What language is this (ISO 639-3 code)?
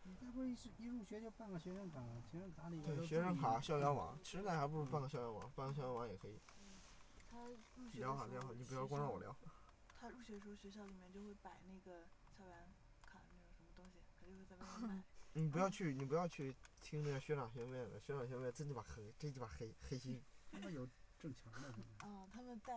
zho